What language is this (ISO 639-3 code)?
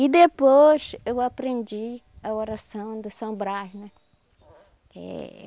por